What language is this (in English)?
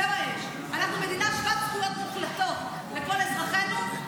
Hebrew